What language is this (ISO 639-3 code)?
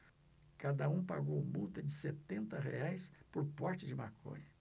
por